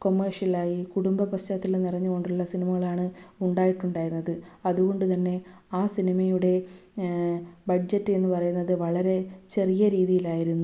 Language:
Malayalam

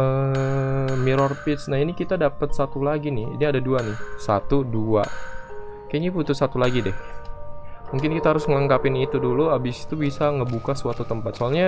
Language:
Indonesian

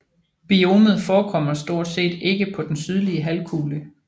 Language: Danish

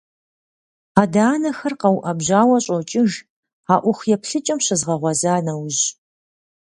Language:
Kabardian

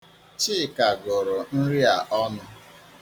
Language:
Igbo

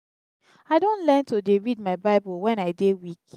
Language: Nigerian Pidgin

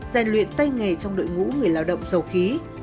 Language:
Vietnamese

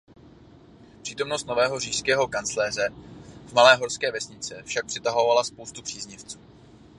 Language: Czech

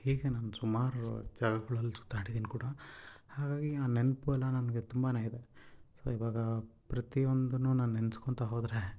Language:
Kannada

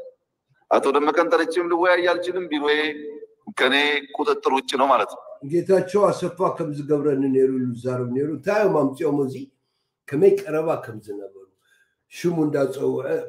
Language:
Arabic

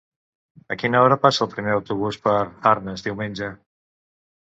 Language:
Catalan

